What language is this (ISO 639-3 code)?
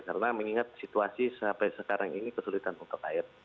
ind